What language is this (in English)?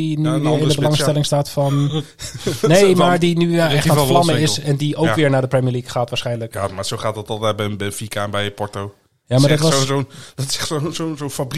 Dutch